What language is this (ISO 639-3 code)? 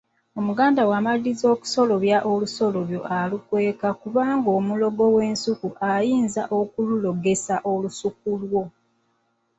lug